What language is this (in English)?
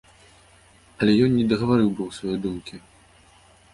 Belarusian